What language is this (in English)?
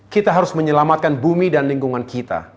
Indonesian